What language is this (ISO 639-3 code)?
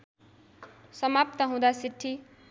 nep